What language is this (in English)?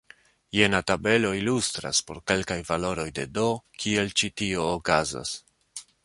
Esperanto